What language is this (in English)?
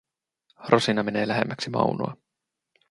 Finnish